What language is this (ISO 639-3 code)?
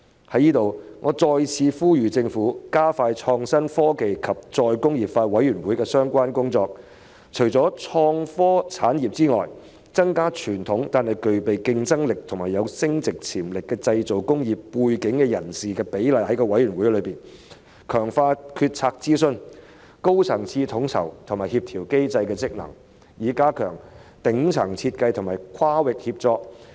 yue